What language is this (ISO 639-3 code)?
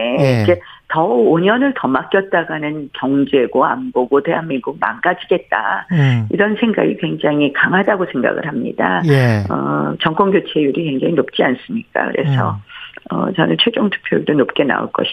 kor